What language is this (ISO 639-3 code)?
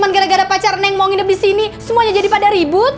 ind